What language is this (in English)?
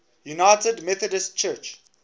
English